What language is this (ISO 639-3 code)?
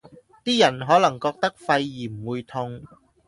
yue